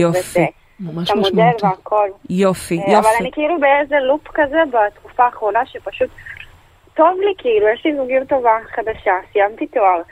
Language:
Hebrew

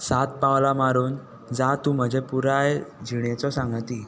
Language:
Konkani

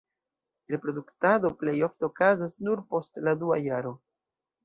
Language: Esperanto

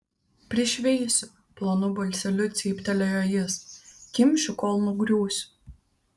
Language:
Lithuanian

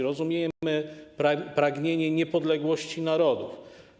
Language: Polish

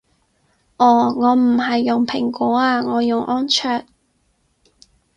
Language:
Cantonese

